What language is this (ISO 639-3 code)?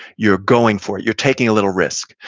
eng